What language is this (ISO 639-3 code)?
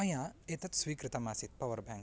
san